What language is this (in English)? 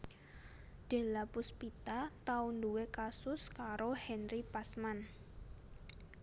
Javanese